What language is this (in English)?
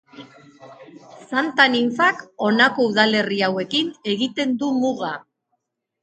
Basque